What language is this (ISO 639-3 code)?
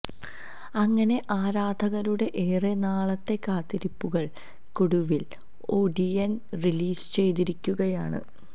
mal